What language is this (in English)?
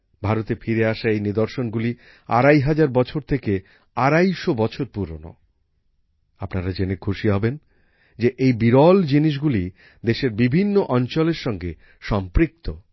Bangla